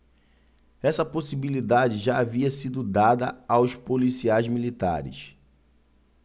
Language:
Portuguese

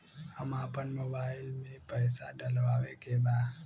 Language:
Bhojpuri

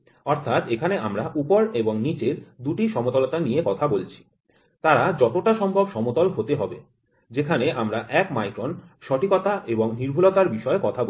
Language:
Bangla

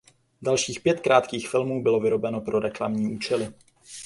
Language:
Czech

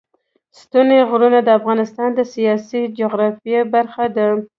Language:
Pashto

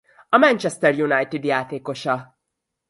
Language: Hungarian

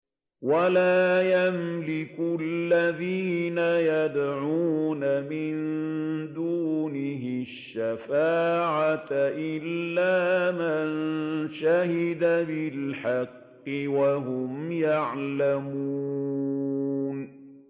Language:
Arabic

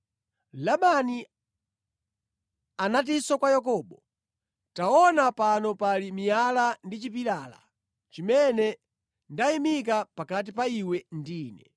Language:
Nyanja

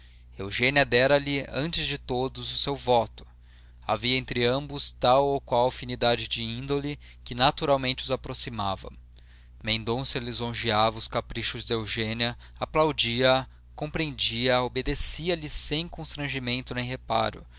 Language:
Portuguese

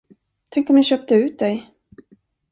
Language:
Swedish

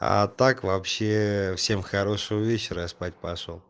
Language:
Russian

